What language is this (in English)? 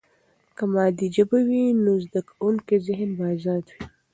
Pashto